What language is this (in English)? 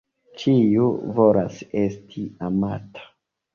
Esperanto